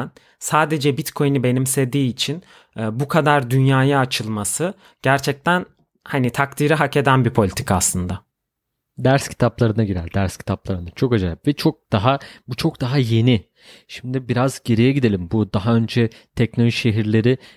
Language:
Turkish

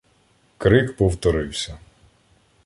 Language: Ukrainian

